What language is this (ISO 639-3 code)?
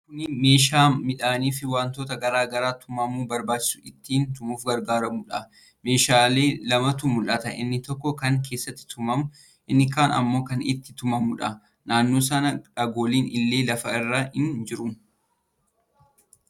orm